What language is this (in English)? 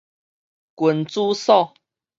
Min Nan Chinese